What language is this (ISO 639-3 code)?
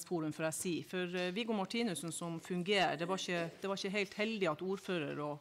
nor